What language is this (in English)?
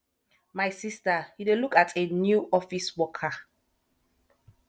Nigerian Pidgin